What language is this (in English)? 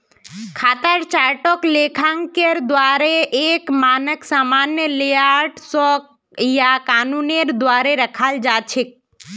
Magahi